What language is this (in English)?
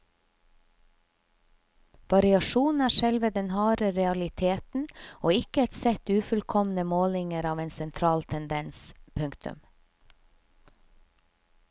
Norwegian